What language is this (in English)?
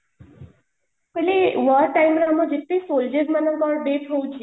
Odia